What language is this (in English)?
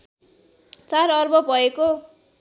Nepali